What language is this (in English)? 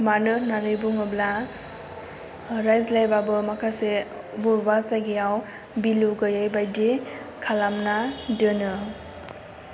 Bodo